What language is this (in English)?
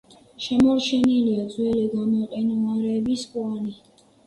Georgian